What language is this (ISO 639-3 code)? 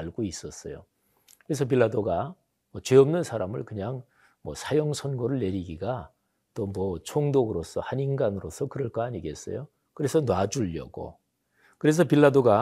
kor